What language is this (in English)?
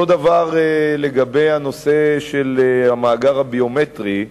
Hebrew